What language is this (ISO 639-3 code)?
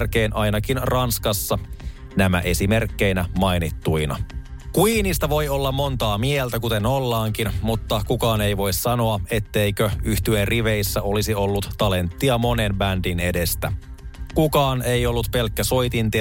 fin